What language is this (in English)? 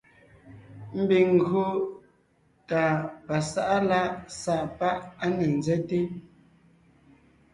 Ngiemboon